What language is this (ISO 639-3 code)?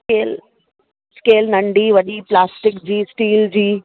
snd